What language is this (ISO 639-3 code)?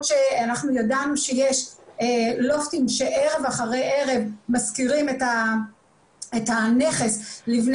heb